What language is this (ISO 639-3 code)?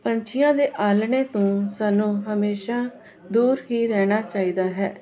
pan